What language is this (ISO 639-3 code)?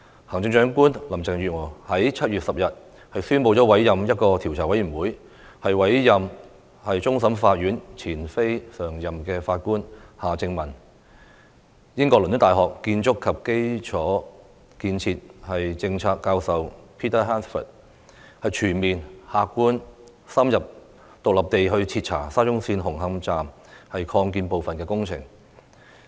yue